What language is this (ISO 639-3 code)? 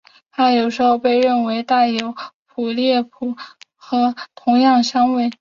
zho